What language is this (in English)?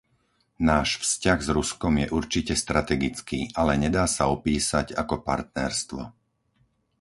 Slovak